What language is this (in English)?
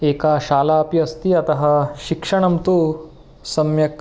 Sanskrit